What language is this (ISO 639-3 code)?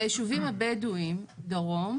heb